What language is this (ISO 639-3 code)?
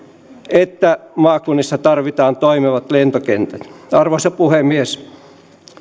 fin